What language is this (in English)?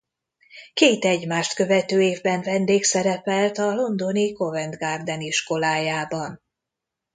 Hungarian